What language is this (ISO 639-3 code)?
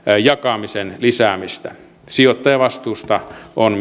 fin